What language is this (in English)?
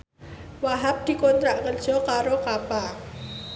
Javanese